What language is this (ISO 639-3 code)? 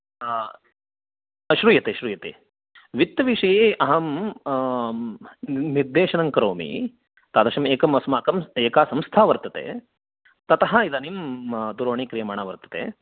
san